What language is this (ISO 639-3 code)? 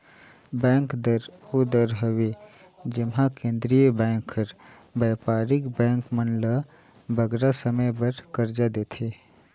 hne